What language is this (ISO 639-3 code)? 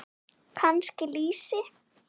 isl